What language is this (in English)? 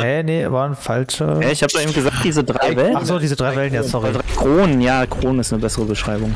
German